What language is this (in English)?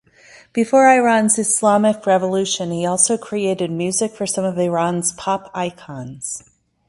English